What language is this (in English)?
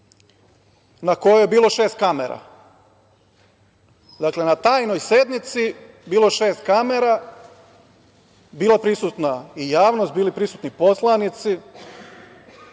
Serbian